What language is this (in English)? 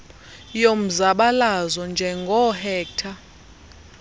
Xhosa